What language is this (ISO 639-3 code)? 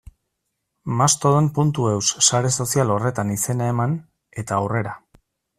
eus